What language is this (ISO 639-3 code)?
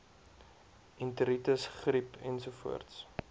afr